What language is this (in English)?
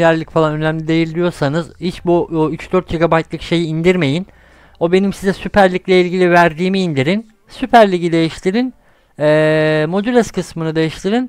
Turkish